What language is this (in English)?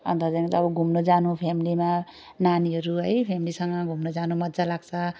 Nepali